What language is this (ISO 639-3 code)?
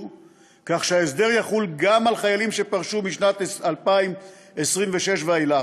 heb